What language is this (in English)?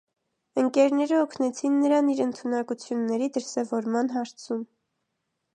Armenian